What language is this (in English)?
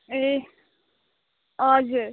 Nepali